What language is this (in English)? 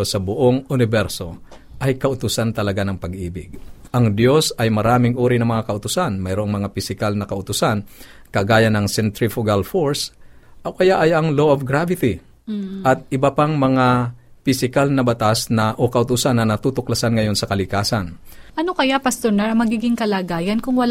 Filipino